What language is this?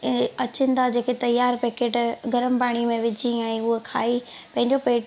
Sindhi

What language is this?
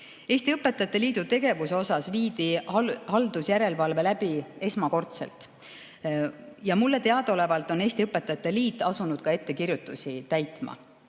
Estonian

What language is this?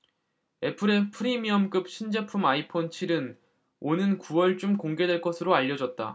Korean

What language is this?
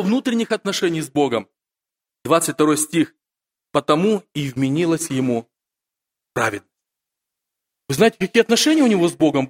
Russian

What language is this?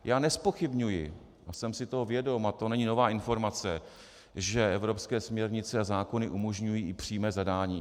Czech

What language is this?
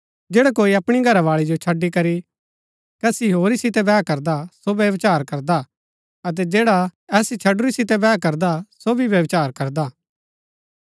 Gaddi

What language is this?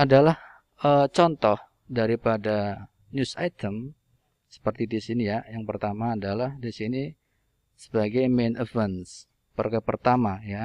Indonesian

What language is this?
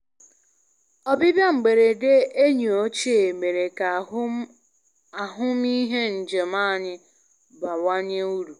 Igbo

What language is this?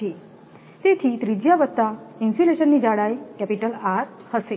Gujarati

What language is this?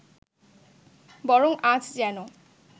Bangla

